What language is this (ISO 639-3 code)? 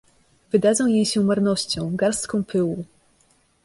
pol